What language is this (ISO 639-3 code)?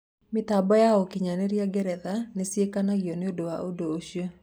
kik